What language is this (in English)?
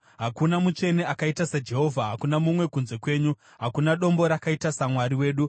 Shona